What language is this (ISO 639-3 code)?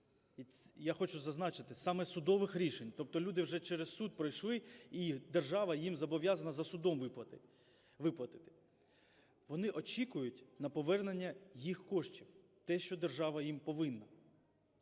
ukr